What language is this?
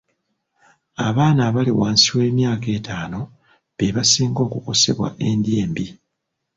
Ganda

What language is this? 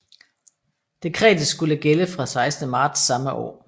Danish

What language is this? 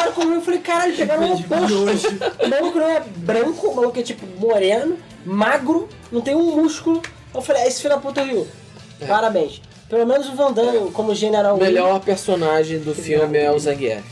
Portuguese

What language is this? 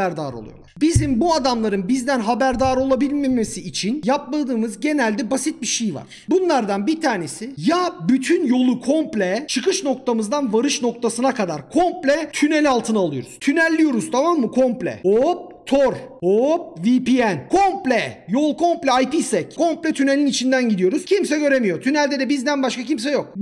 Turkish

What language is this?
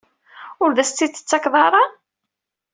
Kabyle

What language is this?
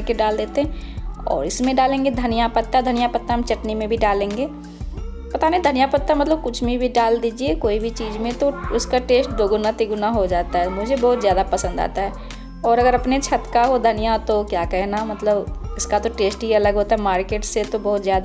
Hindi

